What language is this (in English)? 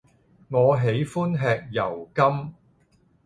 Cantonese